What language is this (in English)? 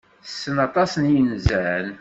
Kabyle